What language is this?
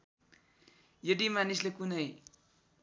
Nepali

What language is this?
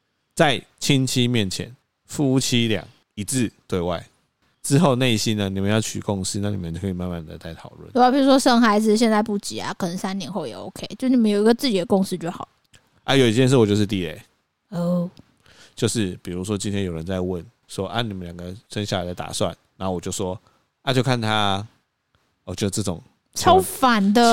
Chinese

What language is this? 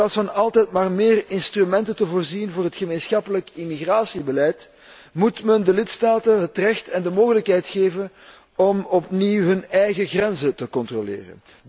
Dutch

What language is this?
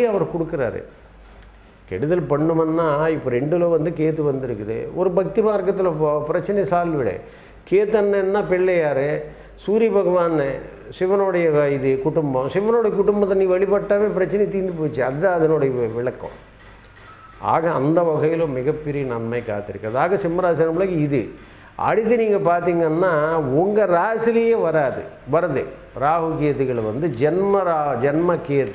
Korean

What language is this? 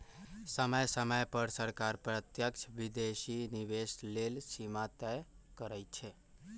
Magahi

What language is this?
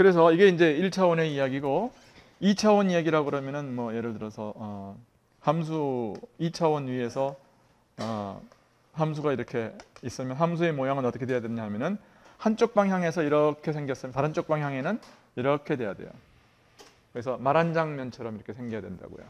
Korean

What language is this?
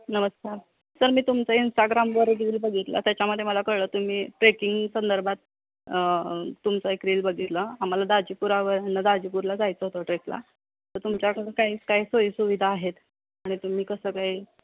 Marathi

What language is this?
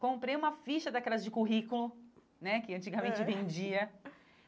Portuguese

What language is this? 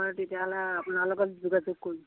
Assamese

